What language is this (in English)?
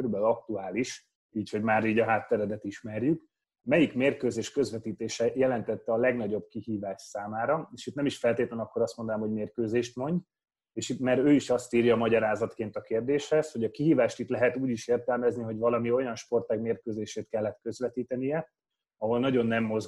Hungarian